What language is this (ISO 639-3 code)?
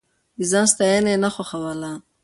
pus